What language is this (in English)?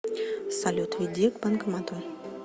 Russian